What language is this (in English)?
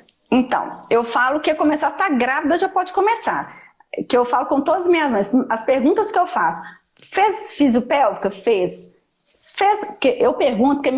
Portuguese